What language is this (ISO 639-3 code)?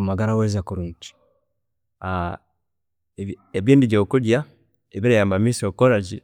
cgg